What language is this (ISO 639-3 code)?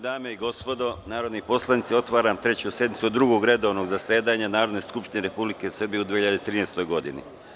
srp